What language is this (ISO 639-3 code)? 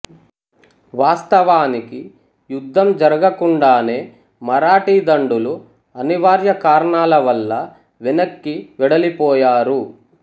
tel